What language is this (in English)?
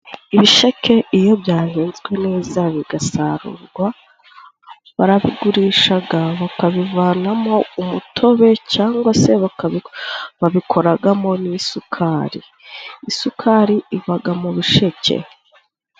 Kinyarwanda